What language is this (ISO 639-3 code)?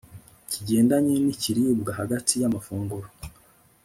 kin